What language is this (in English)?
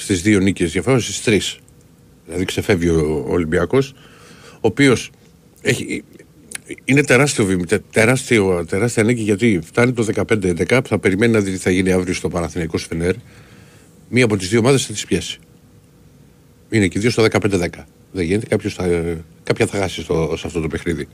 Greek